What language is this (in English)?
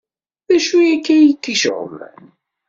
Kabyle